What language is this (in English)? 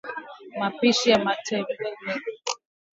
Swahili